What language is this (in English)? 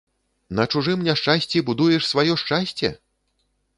Belarusian